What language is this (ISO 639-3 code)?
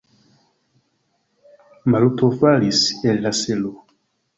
epo